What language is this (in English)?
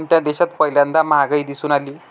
Marathi